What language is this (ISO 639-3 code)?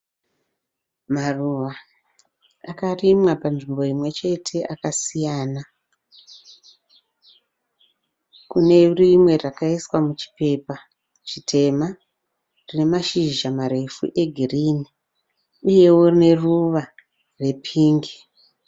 sna